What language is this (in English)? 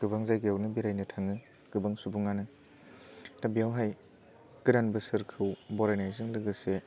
Bodo